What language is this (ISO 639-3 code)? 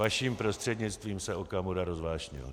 ces